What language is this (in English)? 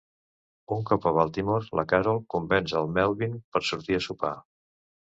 Catalan